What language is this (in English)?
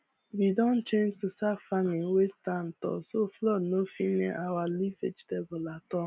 Nigerian Pidgin